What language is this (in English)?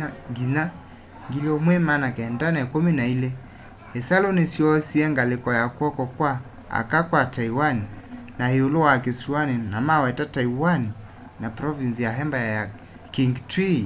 Kamba